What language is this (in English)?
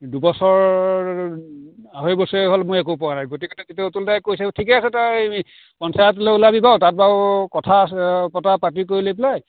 Assamese